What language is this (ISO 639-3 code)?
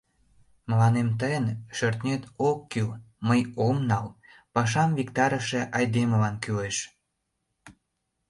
chm